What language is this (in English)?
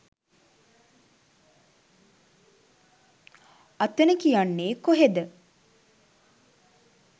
Sinhala